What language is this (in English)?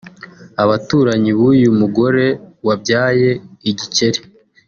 Kinyarwanda